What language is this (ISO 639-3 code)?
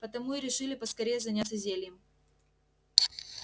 rus